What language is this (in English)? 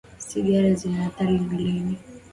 Swahili